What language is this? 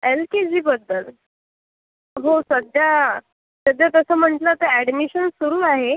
Marathi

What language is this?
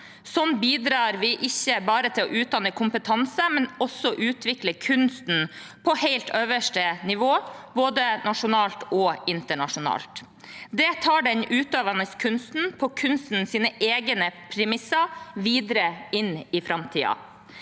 Norwegian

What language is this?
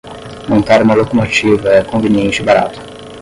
Portuguese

